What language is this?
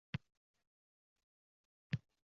Uzbek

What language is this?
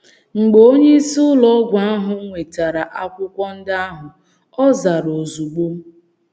Igbo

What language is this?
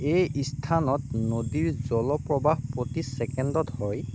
Assamese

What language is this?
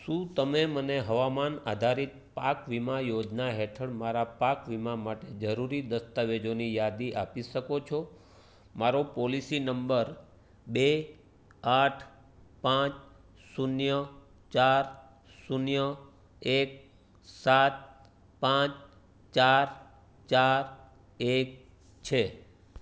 Gujarati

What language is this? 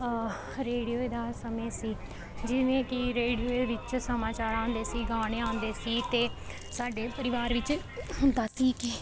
Punjabi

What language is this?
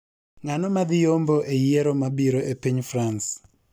Luo (Kenya and Tanzania)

